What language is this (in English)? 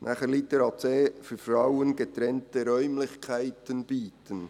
Swiss German